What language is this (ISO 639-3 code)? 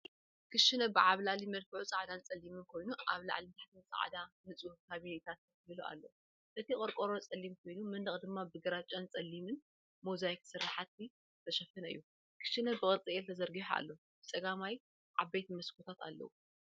tir